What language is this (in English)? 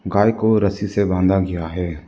Hindi